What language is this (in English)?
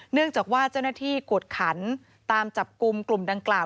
Thai